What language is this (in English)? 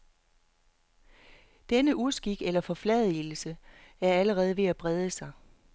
Danish